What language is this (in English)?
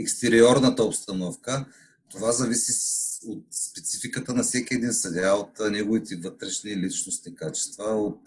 Bulgarian